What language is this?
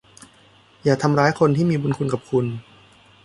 Thai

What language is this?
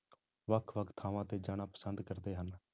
Punjabi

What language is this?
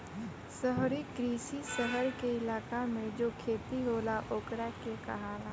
Bhojpuri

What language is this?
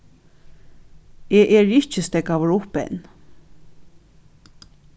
Faroese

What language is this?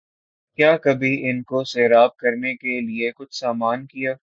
Urdu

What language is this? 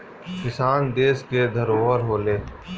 Bhojpuri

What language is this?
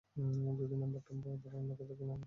Bangla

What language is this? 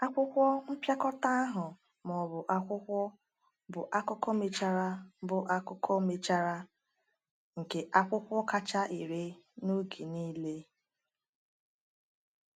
Igbo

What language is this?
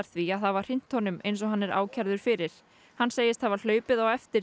Icelandic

